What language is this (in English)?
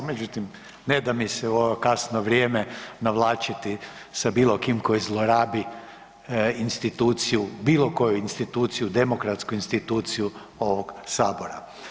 Croatian